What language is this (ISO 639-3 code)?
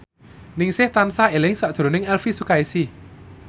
jav